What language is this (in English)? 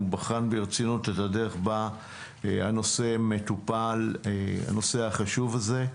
Hebrew